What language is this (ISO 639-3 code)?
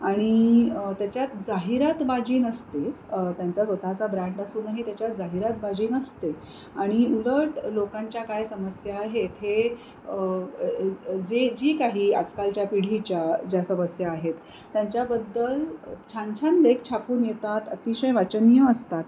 mar